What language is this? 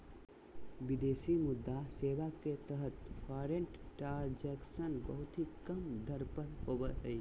Magahi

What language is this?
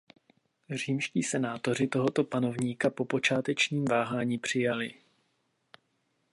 Czech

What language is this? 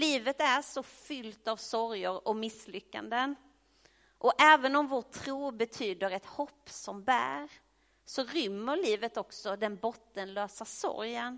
Swedish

